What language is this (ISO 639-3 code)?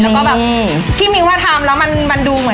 tha